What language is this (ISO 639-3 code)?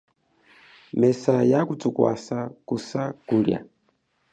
cjk